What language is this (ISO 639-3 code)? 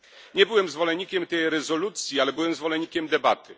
pol